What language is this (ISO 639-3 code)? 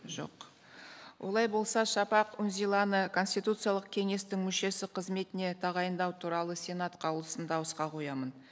kaz